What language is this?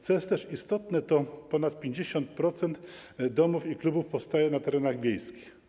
Polish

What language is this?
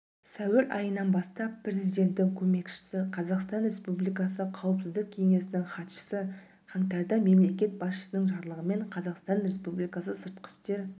Kazakh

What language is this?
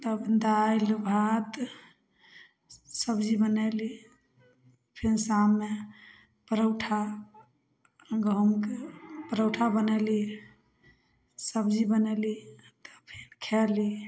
Maithili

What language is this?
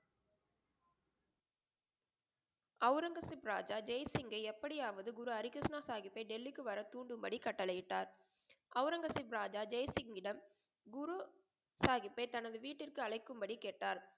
Tamil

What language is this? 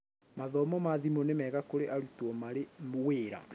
Kikuyu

